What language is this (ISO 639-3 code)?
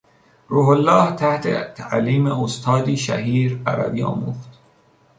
fas